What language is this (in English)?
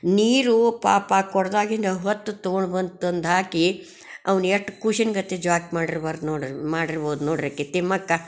Kannada